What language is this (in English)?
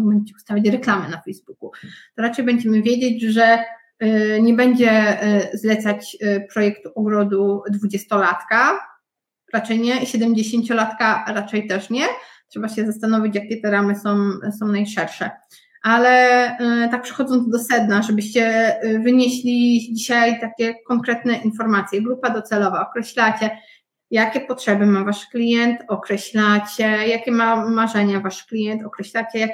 Polish